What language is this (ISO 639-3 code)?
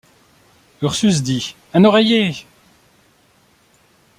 fra